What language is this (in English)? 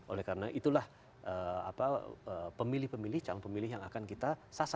Indonesian